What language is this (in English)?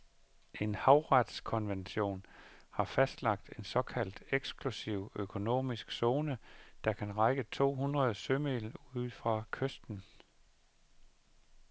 Danish